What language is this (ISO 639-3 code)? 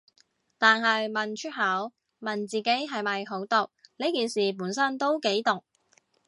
yue